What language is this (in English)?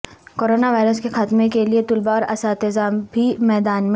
Urdu